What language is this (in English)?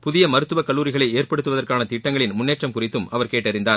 Tamil